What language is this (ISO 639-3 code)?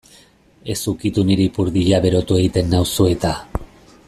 eus